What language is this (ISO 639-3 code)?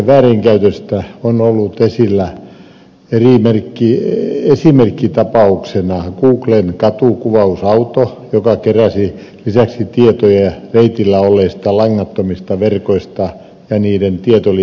fin